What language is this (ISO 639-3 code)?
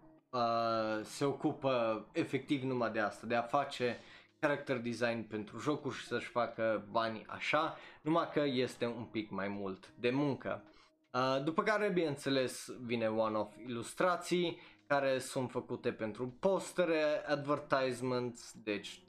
ron